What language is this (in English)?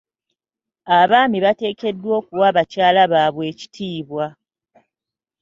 Ganda